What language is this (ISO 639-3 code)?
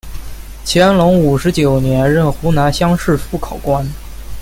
zho